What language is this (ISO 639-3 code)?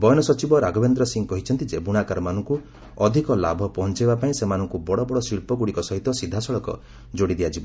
ori